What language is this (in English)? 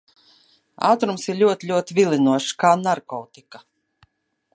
Latvian